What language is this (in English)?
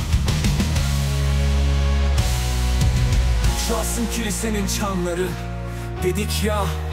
Turkish